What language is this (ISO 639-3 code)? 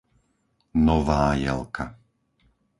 slk